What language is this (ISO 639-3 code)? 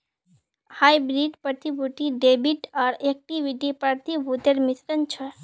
mag